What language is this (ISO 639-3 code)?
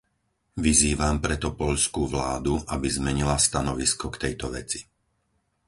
slk